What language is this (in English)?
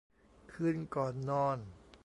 Thai